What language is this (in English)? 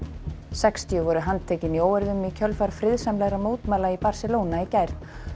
Icelandic